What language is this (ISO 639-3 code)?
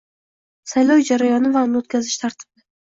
uzb